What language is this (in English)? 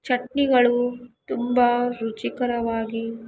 Kannada